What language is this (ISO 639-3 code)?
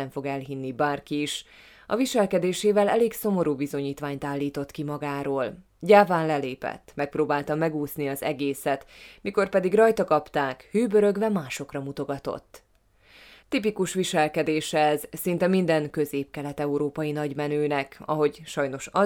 hun